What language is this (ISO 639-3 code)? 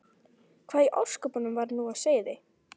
isl